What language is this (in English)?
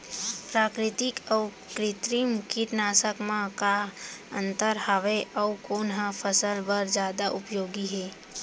Chhattisgarhi